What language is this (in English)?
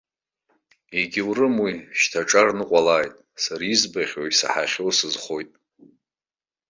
Abkhazian